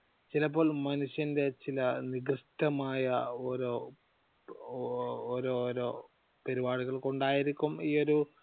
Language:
Malayalam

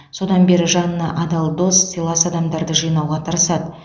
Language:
Kazakh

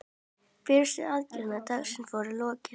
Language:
Icelandic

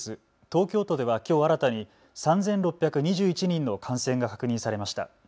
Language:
Japanese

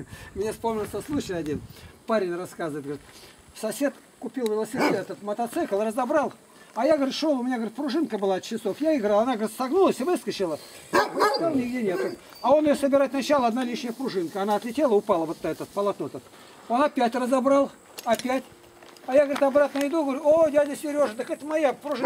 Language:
Russian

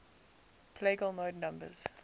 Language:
English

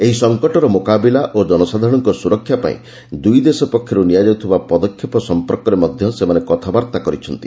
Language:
Odia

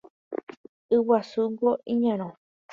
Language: Guarani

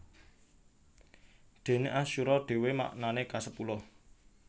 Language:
Javanese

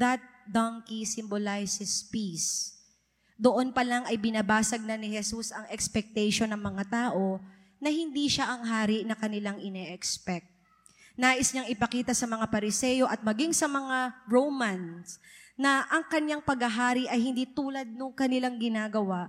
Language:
Filipino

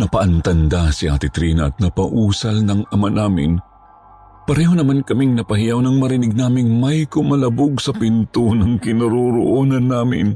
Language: Filipino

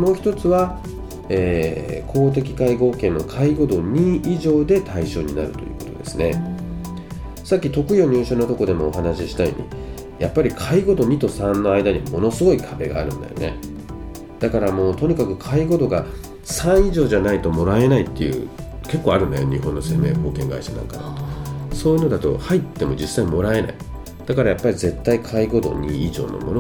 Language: Japanese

